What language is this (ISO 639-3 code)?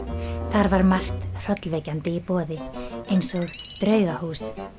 isl